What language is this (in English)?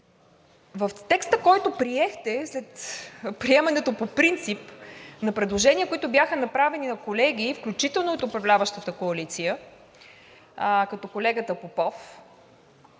Bulgarian